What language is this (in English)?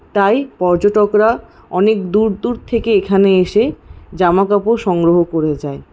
Bangla